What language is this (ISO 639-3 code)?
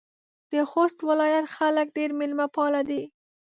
pus